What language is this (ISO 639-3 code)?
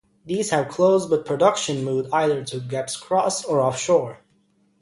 eng